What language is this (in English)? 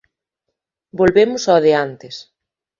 Galician